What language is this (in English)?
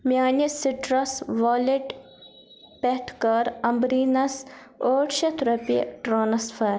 Kashmiri